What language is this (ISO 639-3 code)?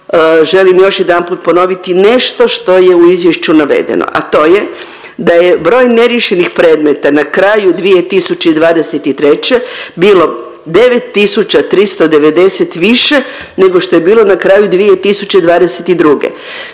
hrv